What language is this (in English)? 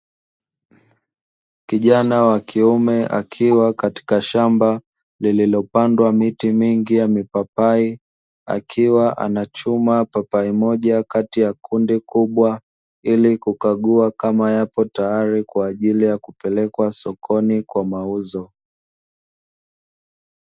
Swahili